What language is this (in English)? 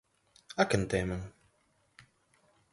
Galician